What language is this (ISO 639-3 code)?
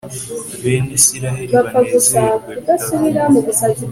kin